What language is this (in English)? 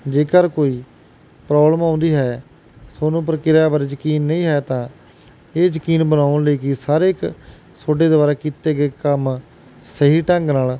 Punjabi